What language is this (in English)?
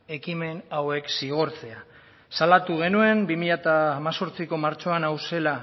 Basque